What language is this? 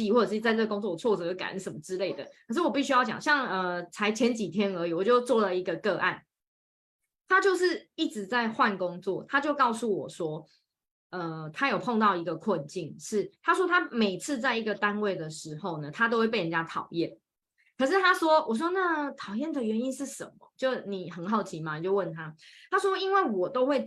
Chinese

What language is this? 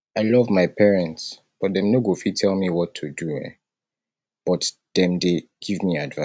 Nigerian Pidgin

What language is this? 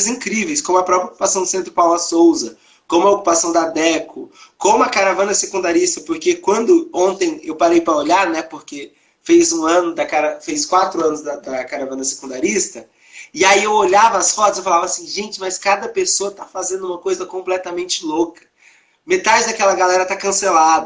Portuguese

